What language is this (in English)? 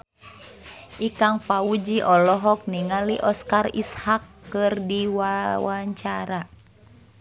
Sundanese